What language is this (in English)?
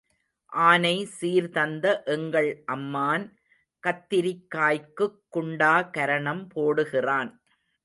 Tamil